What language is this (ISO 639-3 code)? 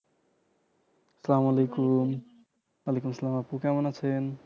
ben